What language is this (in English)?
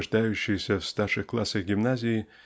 Russian